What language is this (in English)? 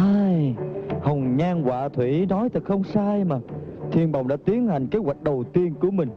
Vietnamese